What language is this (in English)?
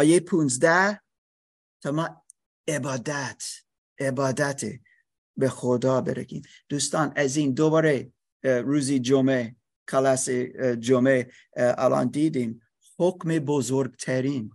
Persian